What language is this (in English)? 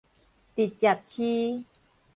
Min Nan Chinese